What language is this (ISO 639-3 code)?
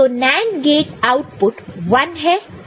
hin